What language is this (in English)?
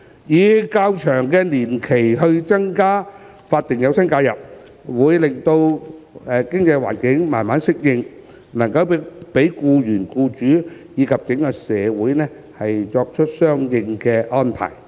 Cantonese